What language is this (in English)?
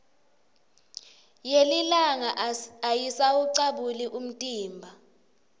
Swati